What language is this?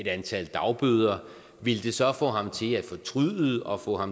Danish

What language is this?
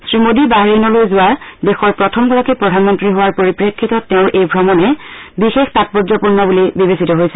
Assamese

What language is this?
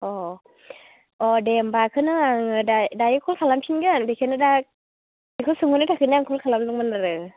Bodo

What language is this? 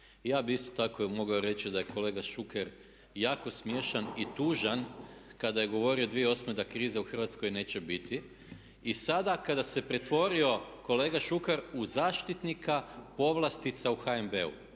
Croatian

